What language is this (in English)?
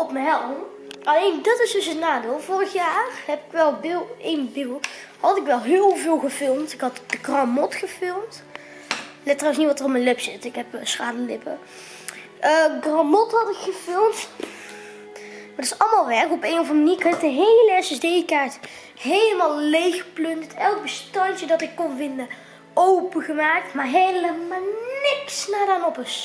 Dutch